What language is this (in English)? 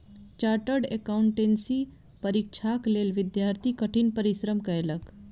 Maithili